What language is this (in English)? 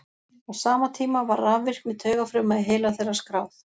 Icelandic